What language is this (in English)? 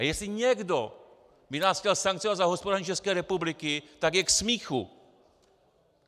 Czech